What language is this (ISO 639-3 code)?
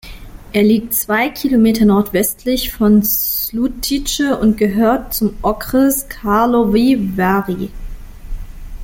deu